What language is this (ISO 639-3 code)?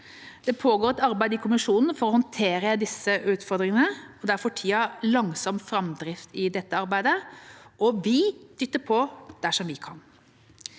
nor